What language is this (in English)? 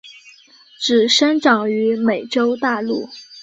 Chinese